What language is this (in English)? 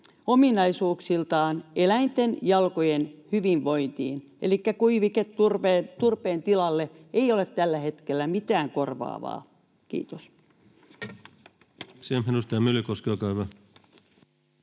Finnish